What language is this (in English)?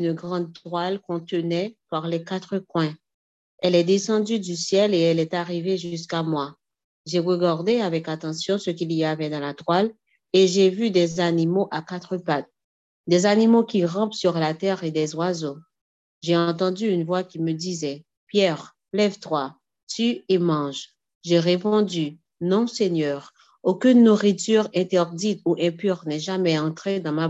French